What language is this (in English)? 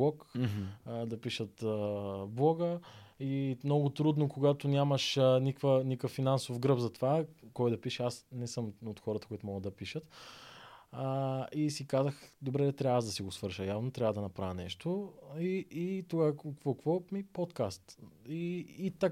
Bulgarian